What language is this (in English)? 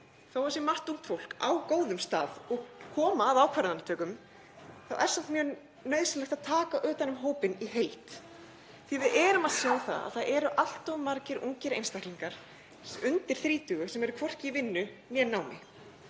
Icelandic